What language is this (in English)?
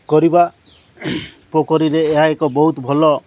Odia